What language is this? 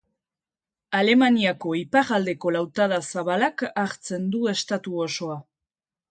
Basque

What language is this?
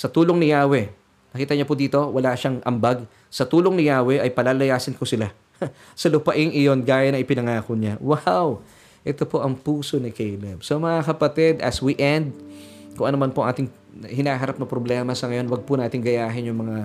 Filipino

